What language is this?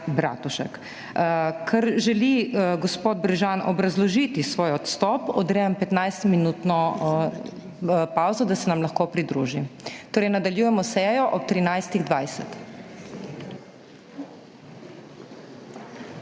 Slovenian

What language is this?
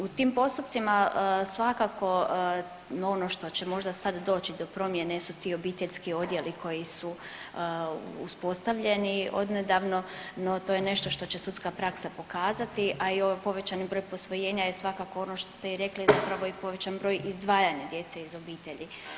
Croatian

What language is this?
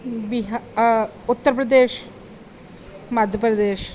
Punjabi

